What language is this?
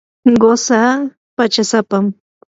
Yanahuanca Pasco Quechua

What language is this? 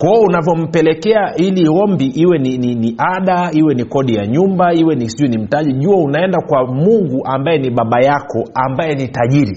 Swahili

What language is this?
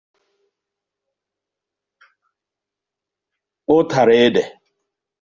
Igbo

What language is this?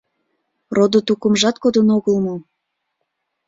Mari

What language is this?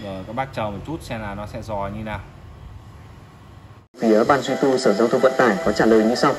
Vietnamese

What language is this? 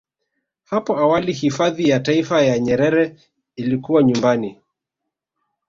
Swahili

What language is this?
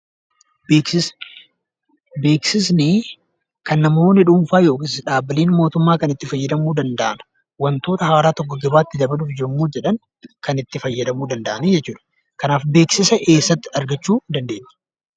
Oromo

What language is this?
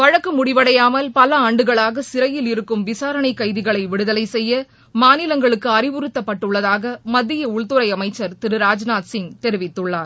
Tamil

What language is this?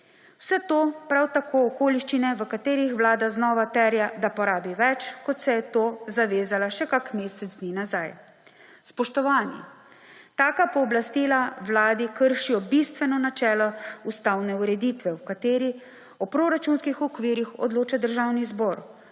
Slovenian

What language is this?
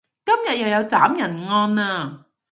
Cantonese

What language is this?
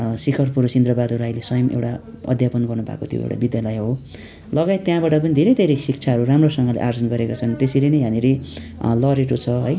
Nepali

